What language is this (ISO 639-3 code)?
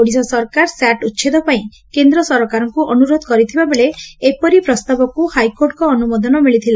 ori